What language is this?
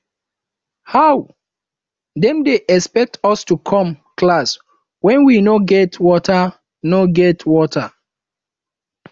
Nigerian Pidgin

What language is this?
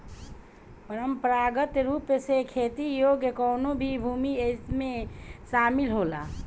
Bhojpuri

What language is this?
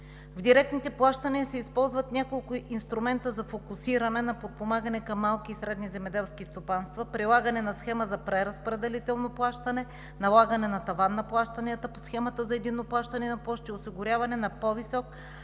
Bulgarian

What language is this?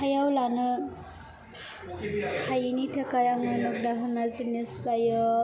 Bodo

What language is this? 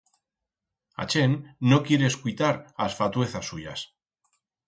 Aragonese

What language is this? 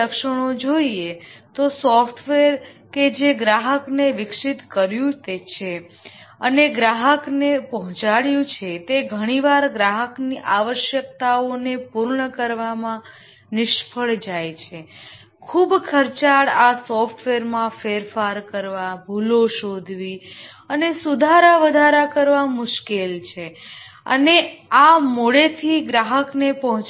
Gujarati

